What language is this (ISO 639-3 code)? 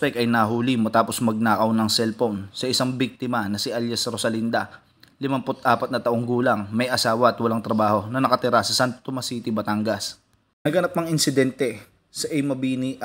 fil